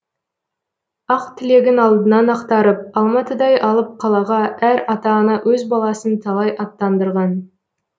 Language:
Kazakh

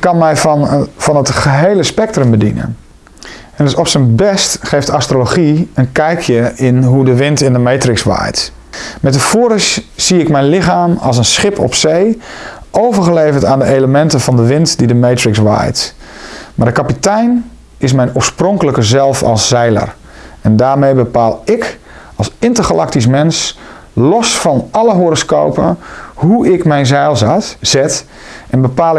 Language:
Dutch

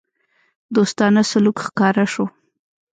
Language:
Pashto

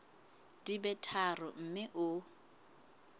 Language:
Southern Sotho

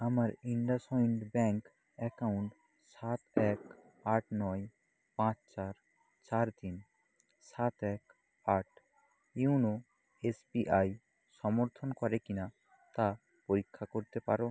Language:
Bangla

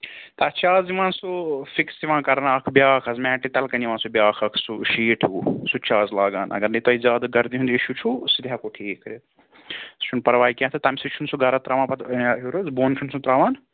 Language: Kashmiri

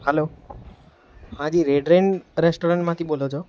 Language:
Gujarati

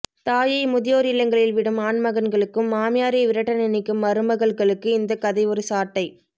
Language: Tamil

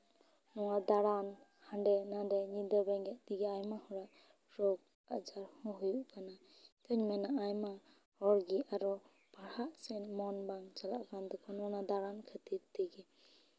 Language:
Santali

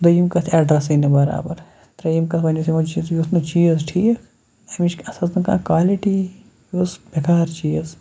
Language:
Kashmiri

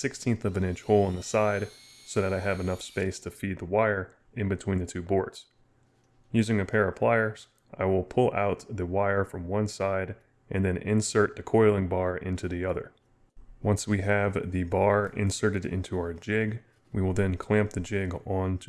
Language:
English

